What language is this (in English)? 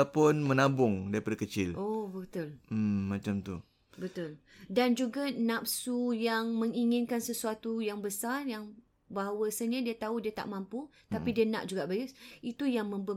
Malay